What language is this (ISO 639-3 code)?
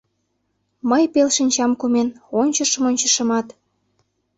chm